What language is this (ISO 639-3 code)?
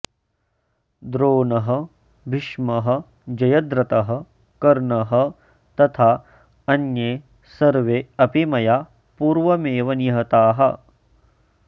san